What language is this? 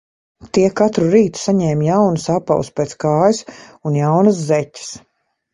Latvian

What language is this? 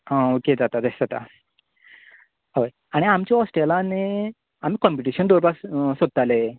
Konkani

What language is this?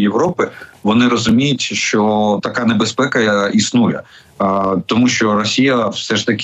Ukrainian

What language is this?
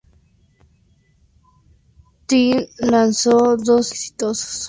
Spanish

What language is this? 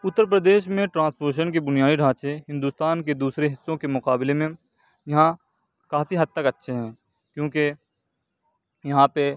Urdu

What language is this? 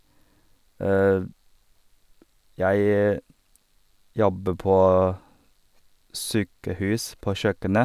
Norwegian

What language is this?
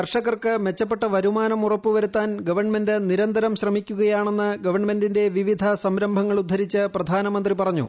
Malayalam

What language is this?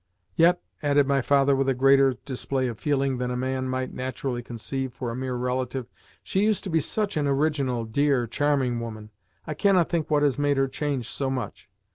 English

